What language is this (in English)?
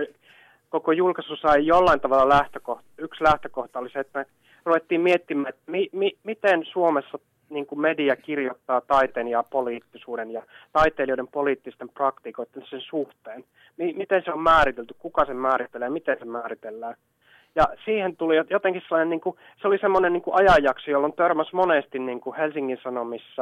Finnish